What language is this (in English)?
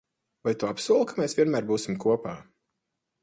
Latvian